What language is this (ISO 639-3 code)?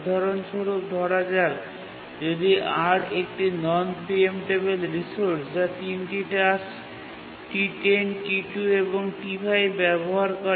ben